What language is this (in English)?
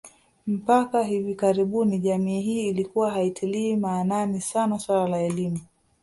Swahili